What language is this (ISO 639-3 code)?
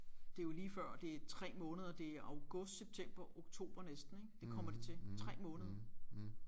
dan